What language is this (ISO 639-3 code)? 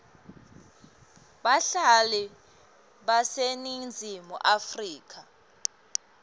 ssw